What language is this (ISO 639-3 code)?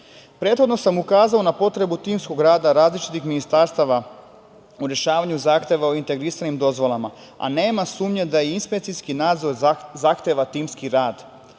srp